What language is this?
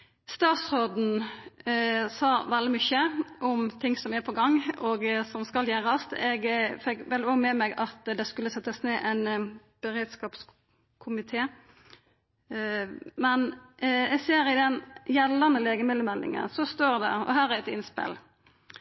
Norwegian Nynorsk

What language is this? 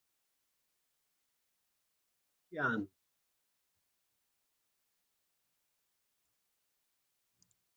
Portuguese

